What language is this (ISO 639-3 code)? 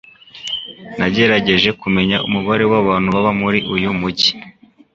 kin